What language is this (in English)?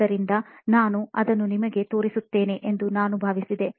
Kannada